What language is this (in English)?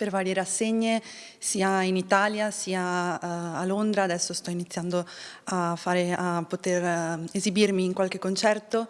Italian